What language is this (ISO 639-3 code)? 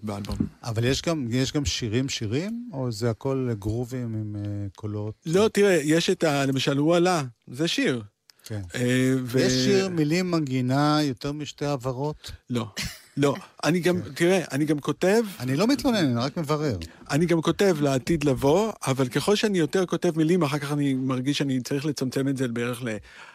heb